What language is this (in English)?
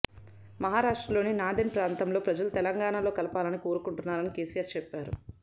Telugu